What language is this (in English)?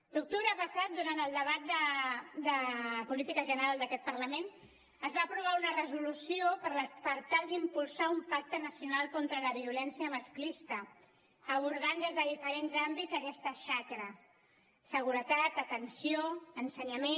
Catalan